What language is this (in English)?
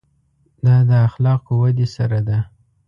Pashto